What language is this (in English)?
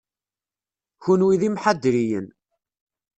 Kabyle